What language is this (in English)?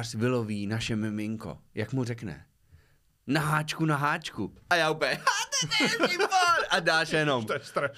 Czech